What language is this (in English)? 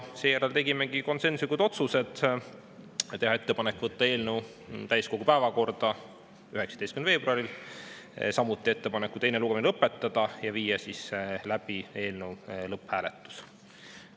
Estonian